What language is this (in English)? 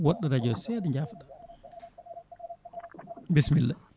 Fula